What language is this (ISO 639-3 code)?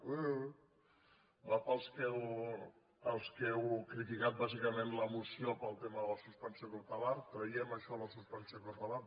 cat